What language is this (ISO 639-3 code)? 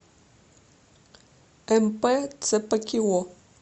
rus